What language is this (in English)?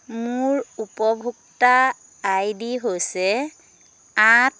Assamese